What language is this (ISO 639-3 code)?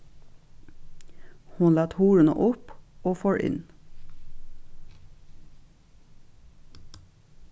fao